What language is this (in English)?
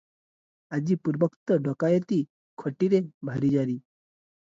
Odia